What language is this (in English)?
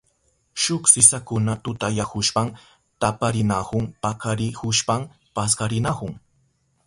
Southern Pastaza Quechua